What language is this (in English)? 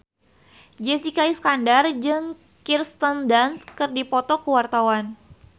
Sundanese